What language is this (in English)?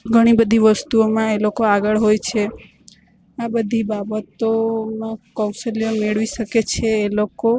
Gujarati